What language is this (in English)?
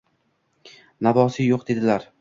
Uzbek